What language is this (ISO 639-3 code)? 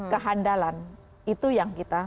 ind